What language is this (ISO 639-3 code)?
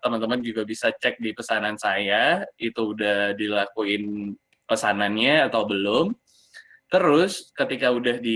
ind